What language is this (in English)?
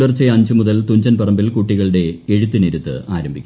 Malayalam